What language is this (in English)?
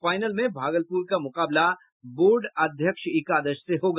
Hindi